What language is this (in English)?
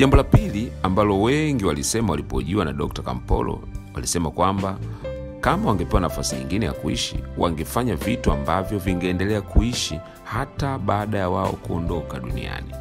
Swahili